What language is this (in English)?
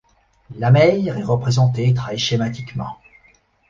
French